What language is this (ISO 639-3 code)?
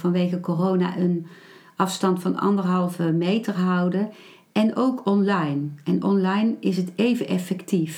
nld